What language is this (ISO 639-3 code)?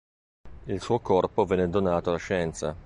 ita